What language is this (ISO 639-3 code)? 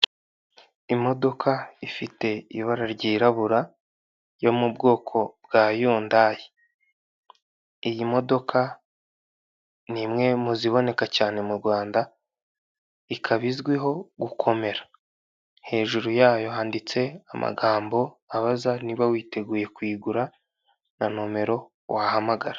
kin